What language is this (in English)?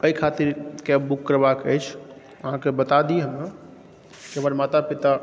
Maithili